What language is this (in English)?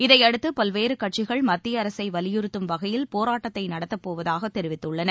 Tamil